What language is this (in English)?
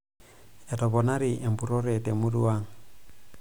Masai